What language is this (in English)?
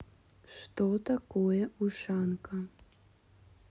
Russian